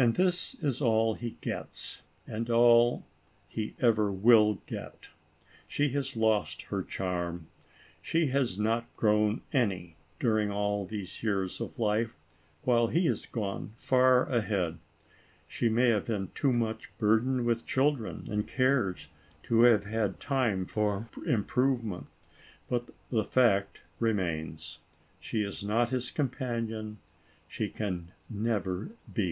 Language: English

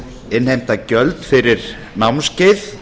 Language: Icelandic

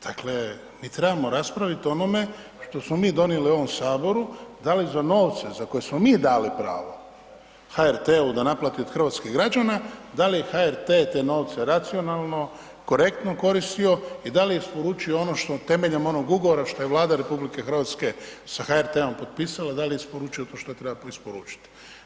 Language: Croatian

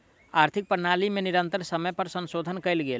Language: Maithili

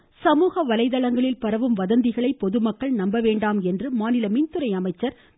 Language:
Tamil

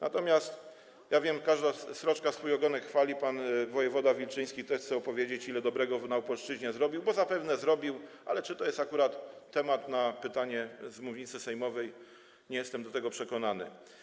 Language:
Polish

